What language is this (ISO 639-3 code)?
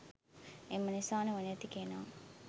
sin